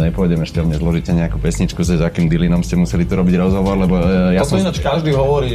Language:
Slovak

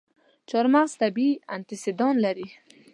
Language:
Pashto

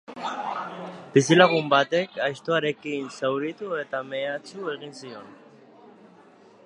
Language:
Basque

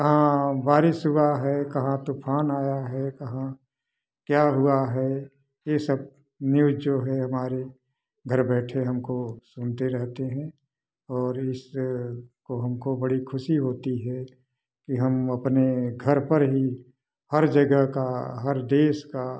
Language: Hindi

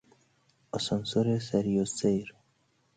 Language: Persian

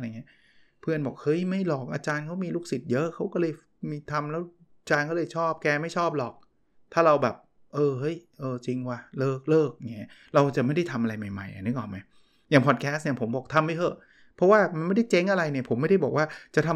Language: Thai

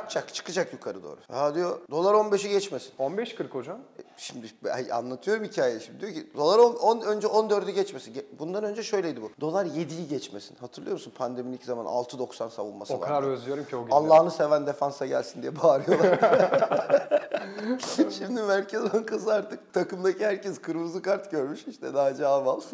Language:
Turkish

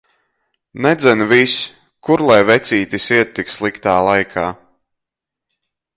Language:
Latvian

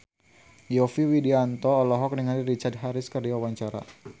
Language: Sundanese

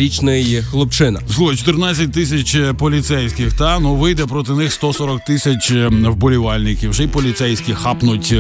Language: Ukrainian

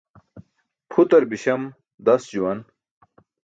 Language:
Burushaski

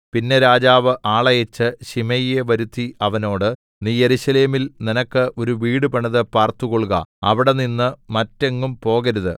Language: Malayalam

